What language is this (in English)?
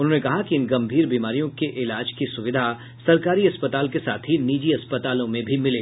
Hindi